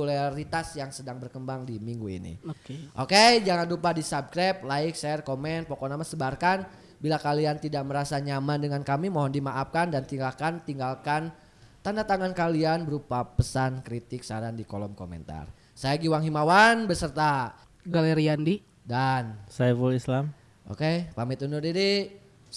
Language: Indonesian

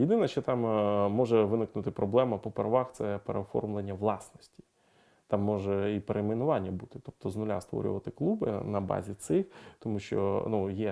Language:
Ukrainian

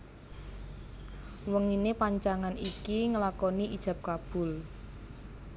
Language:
Javanese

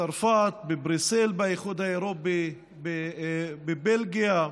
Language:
Hebrew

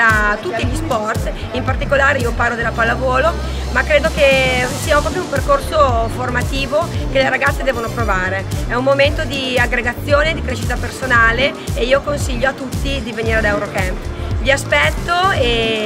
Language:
Italian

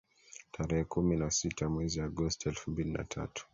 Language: Swahili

